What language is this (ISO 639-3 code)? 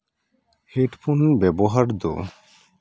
sat